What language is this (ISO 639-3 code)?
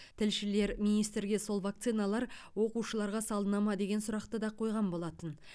kaz